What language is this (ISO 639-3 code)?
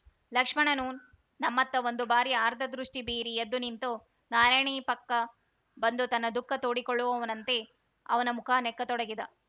kan